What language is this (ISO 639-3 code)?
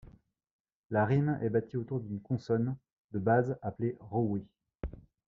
fra